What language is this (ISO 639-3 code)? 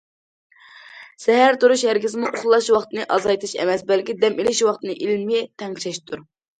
uig